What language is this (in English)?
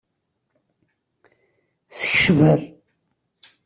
Kabyle